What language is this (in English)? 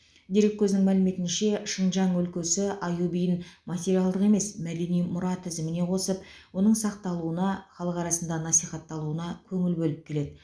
Kazakh